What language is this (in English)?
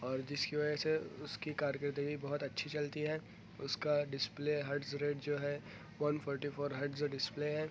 Urdu